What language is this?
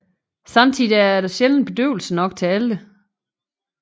Danish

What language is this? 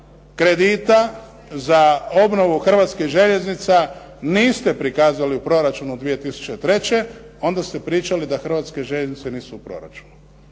Croatian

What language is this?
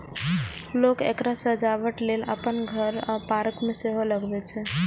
Maithili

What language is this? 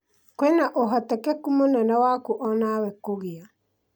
Kikuyu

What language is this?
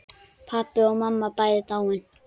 Icelandic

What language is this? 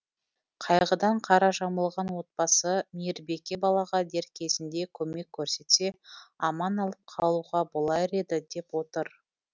Kazakh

